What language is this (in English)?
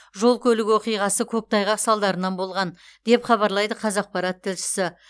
Kazakh